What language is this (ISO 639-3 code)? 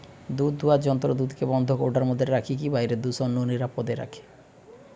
ben